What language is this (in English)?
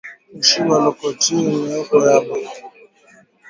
Swahili